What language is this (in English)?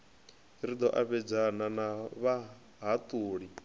Venda